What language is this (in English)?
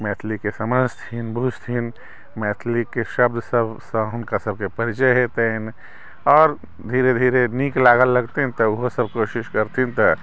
Maithili